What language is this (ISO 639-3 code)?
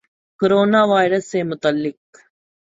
urd